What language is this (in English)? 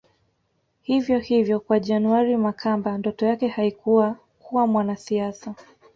Swahili